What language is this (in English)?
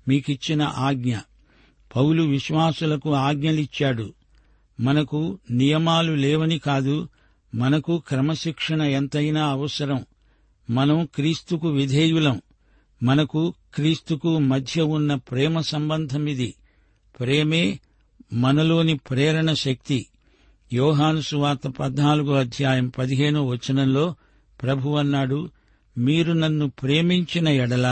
Telugu